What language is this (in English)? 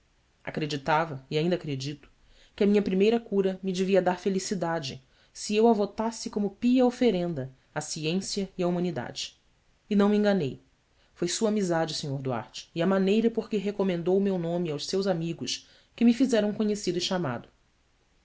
Portuguese